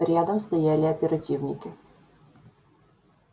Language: Russian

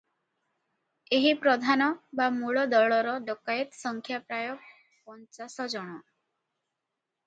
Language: Odia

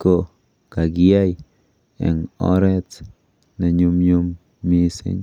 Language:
Kalenjin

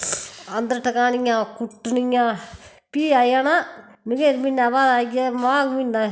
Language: Dogri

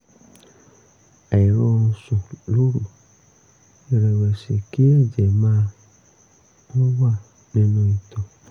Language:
Yoruba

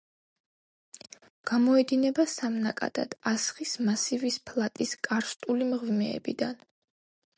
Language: Georgian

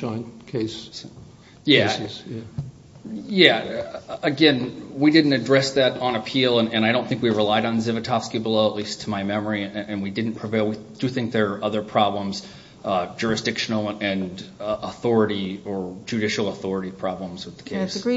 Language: English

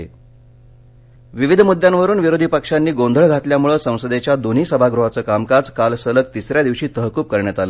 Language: Marathi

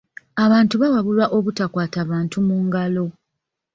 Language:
Ganda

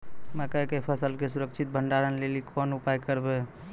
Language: Maithili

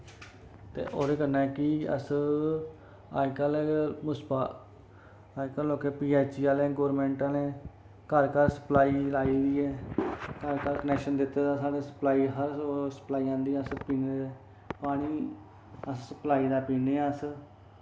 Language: Dogri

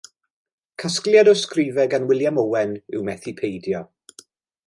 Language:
Welsh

